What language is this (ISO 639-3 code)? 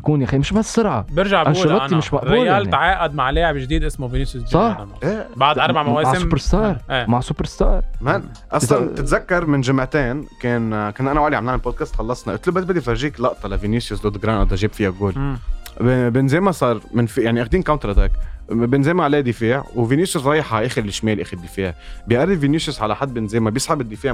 ara